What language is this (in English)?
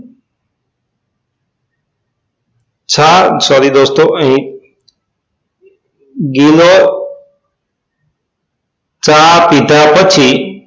Gujarati